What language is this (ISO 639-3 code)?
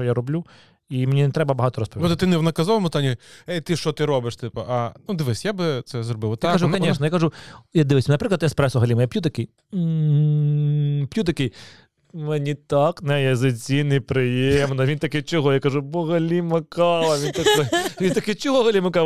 ukr